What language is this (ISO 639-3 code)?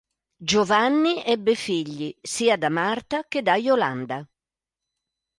ita